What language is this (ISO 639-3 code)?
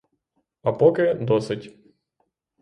ukr